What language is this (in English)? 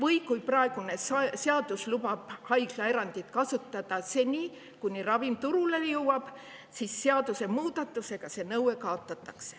Estonian